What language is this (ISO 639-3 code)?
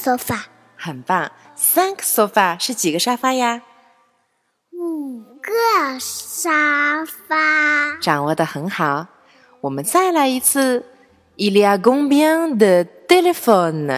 zho